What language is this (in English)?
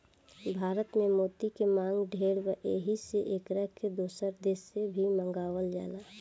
Bhojpuri